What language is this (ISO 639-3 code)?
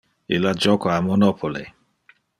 ina